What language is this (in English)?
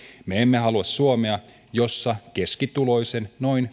Finnish